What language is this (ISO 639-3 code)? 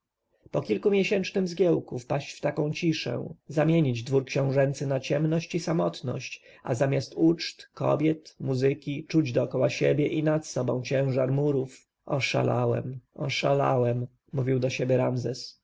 pol